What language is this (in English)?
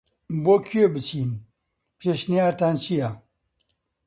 Central Kurdish